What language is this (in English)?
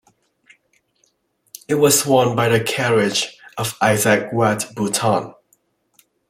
English